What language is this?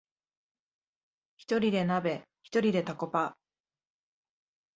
Japanese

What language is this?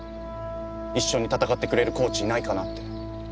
Japanese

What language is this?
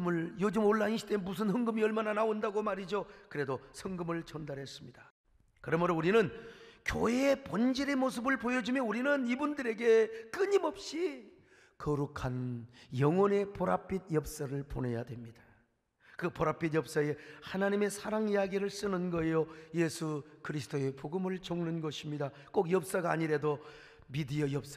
Korean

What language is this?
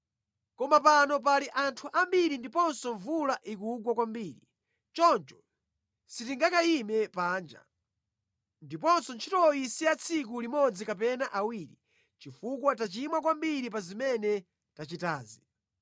Nyanja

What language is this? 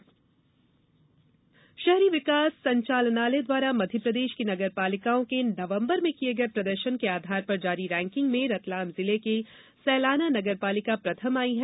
Hindi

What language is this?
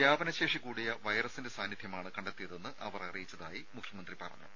Malayalam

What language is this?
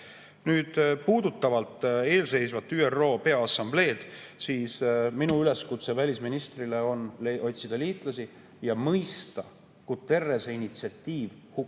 Estonian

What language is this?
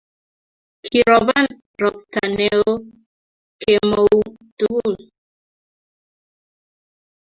Kalenjin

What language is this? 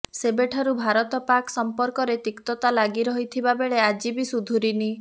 Odia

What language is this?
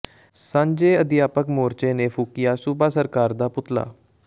Punjabi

